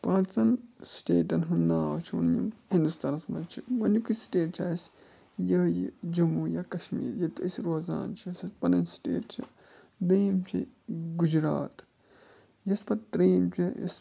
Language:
Kashmiri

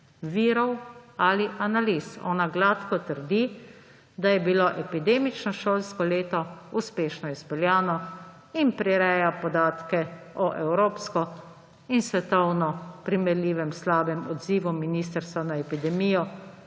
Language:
Slovenian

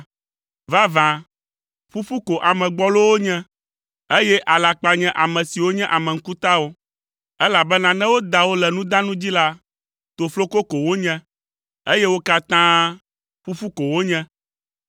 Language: Ewe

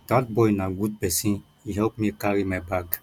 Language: Nigerian Pidgin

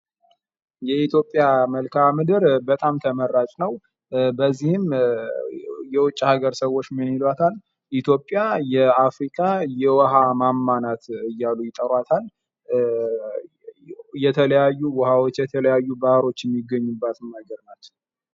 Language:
Amharic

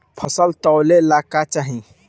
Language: Bhojpuri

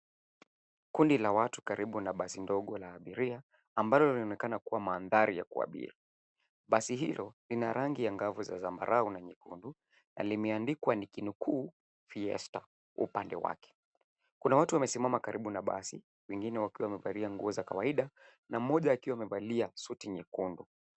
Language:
Swahili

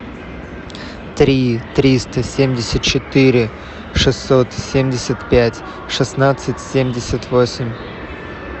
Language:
Russian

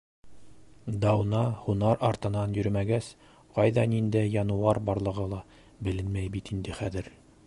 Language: Bashkir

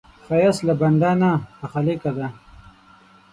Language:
Pashto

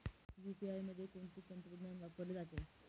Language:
Marathi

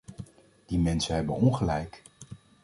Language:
Dutch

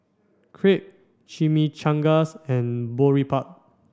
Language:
English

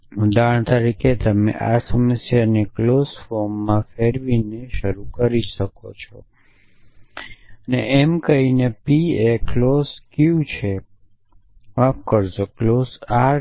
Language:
Gujarati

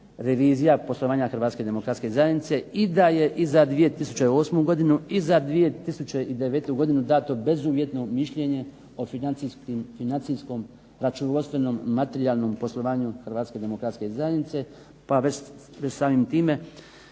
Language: Croatian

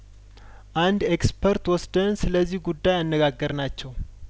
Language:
Amharic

